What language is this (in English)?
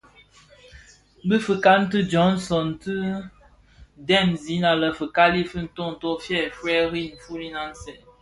Bafia